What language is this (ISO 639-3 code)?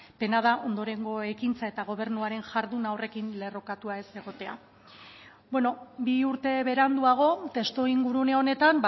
eus